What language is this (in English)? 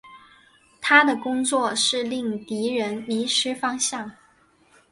Chinese